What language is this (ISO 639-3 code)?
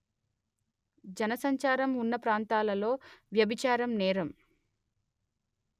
tel